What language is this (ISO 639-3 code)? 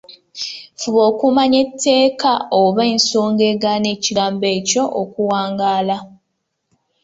lug